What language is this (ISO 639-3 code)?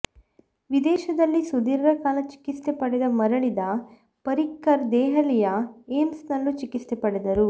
kan